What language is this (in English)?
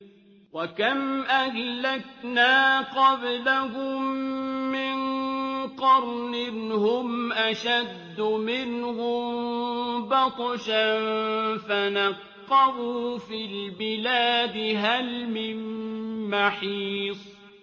Arabic